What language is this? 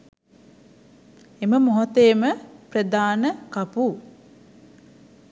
Sinhala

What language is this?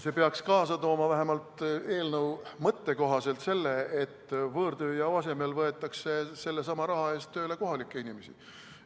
Estonian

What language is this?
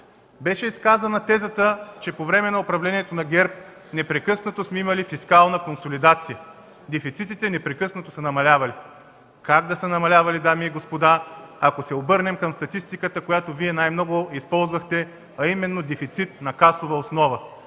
Bulgarian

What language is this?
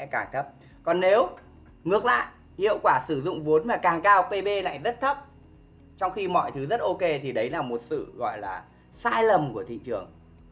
Vietnamese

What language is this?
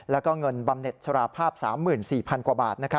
Thai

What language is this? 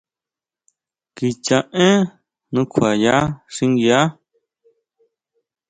Huautla Mazatec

